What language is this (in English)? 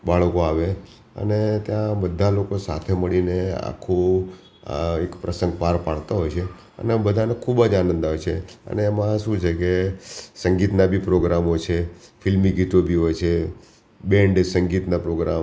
Gujarati